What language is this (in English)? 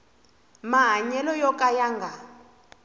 Tsonga